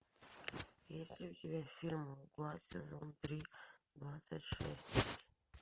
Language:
Russian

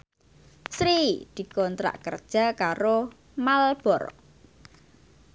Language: Javanese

